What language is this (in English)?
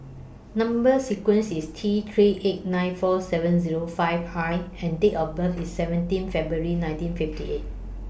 English